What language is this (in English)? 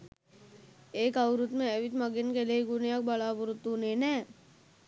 Sinhala